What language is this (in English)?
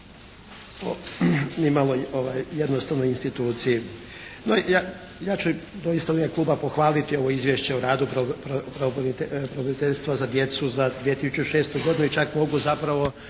Croatian